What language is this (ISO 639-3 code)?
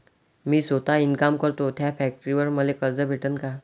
mar